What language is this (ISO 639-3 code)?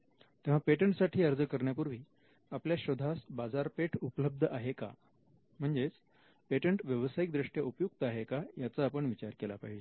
mar